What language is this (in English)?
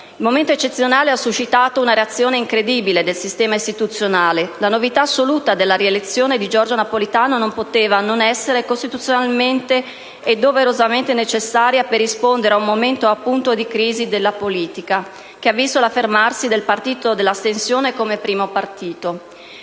Italian